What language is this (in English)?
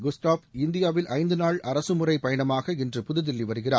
Tamil